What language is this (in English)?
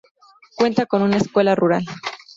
Spanish